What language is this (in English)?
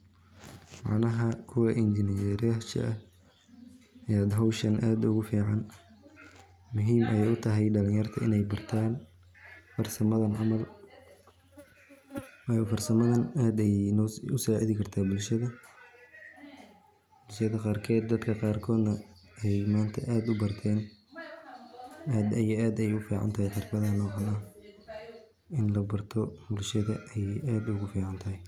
Somali